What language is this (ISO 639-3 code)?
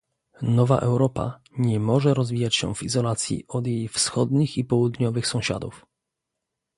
pol